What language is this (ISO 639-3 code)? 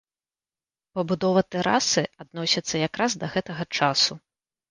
bel